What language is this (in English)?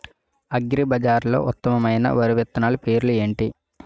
Telugu